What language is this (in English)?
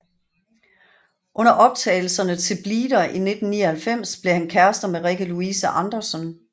Danish